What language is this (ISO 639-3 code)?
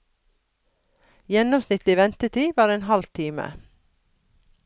nor